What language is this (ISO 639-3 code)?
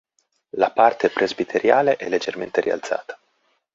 ita